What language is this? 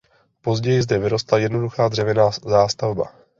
Czech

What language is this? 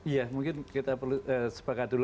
Indonesian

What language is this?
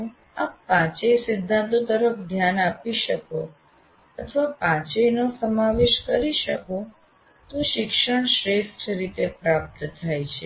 Gujarati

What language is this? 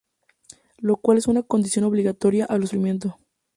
Spanish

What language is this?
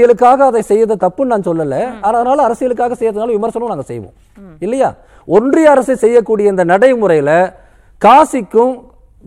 Tamil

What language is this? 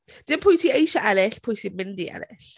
Welsh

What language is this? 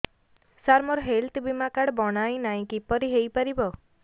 Odia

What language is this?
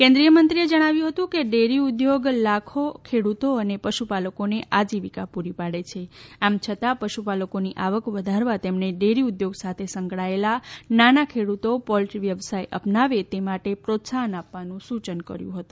Gujarati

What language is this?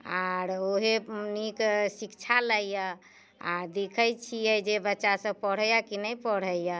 Maithili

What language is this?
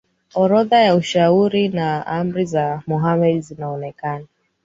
Swahili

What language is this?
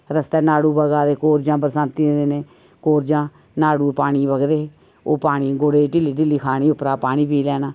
Dogri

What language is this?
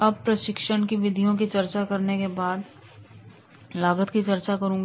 Hindi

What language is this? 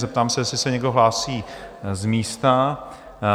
Czech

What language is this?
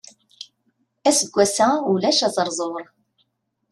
Kabyle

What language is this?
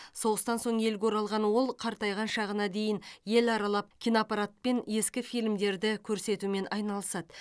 Kazakh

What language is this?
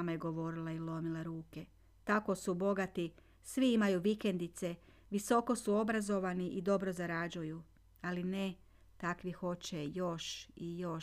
Croatian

